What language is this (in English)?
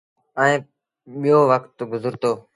Sindhi Bhil